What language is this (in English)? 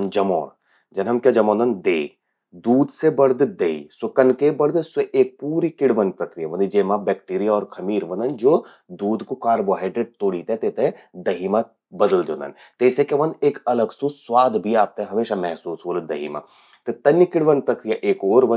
Garhwali